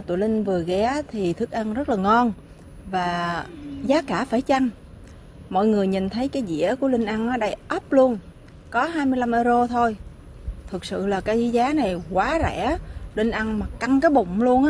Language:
Vietnamese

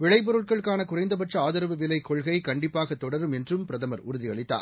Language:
Tamil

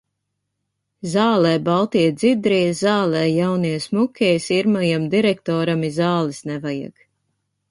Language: Latvian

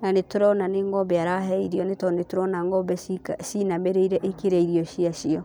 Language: Kikuyu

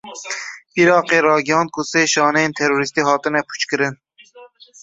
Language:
Kurdish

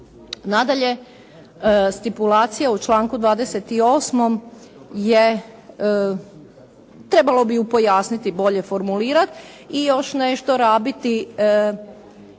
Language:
Croatian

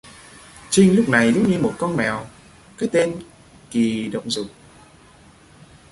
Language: Vietnamese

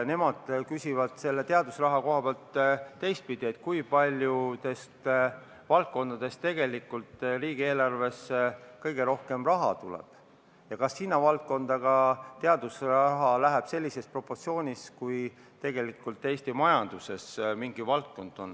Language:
Estonian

